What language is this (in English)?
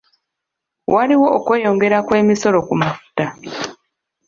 Ganda